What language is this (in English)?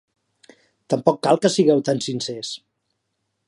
Catalan